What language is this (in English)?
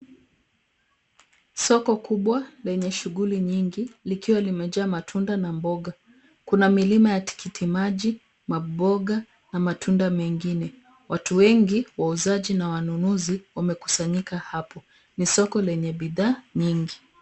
Swahili